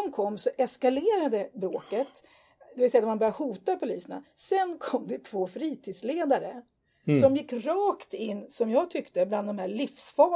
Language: Swedish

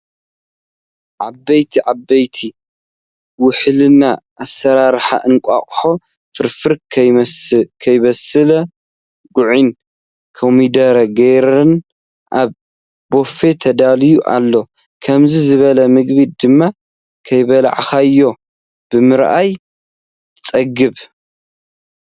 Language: Tigrinya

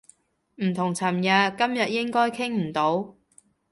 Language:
Cantonese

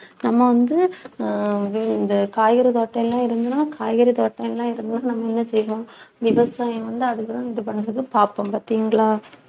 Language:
Tamil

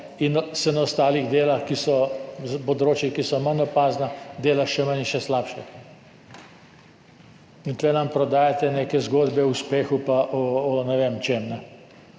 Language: Slovenian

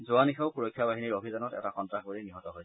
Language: Assamese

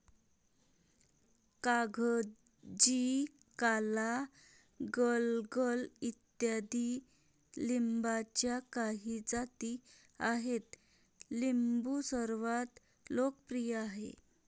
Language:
Marathi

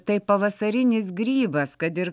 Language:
Lithuanian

